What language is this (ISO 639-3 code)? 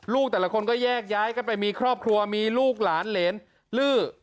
tha